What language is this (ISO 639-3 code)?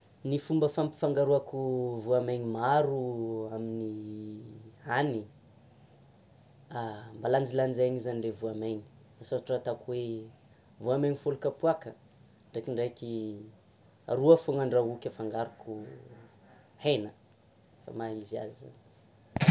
xmw